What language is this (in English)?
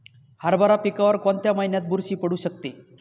Marathi